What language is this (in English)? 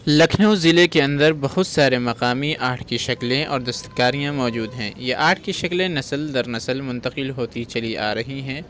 Urdu